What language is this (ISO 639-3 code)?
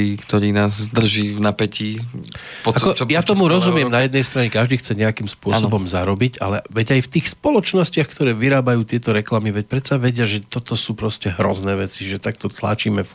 slk